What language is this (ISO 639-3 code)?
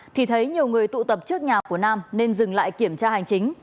vie